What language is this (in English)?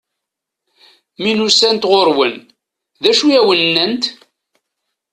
Kabyle